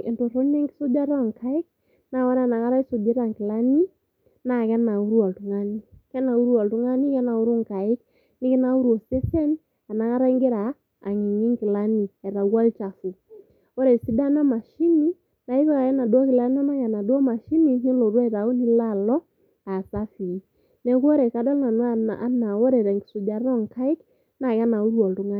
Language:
Masai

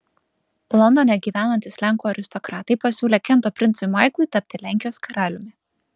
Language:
Lithuanian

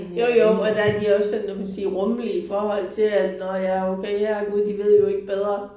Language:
Danish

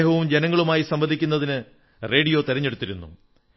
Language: Malayalam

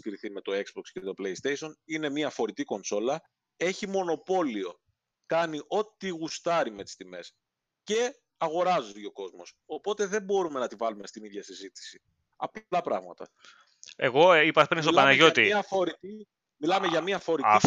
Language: Greek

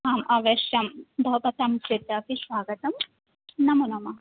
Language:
Sanskrit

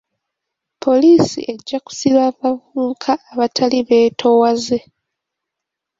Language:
Ganda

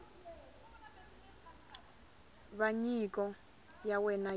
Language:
Tsonga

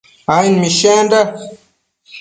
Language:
Matsés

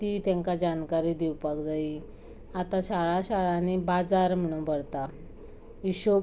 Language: Konkani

